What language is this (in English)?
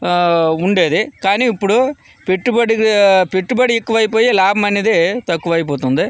Telugu